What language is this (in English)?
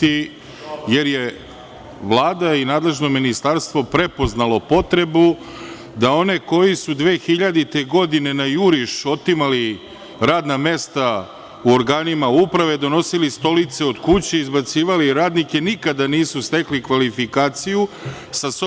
Serbian